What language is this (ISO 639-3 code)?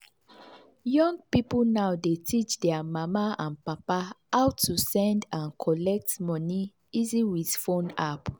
pcm